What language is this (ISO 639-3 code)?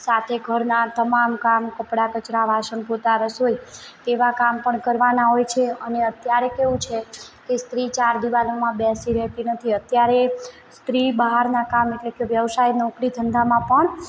guj